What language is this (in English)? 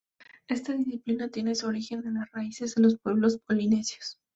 Spanish